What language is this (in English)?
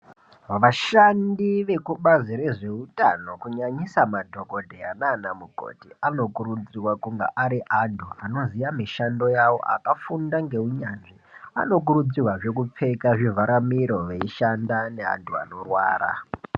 Ndau